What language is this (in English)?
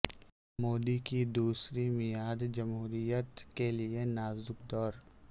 Urdu